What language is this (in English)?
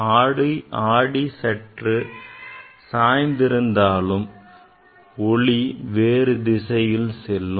Tamil